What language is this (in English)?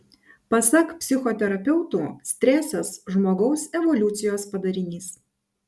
Lithuanian